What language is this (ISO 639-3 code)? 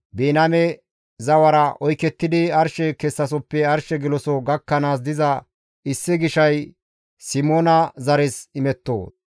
gmv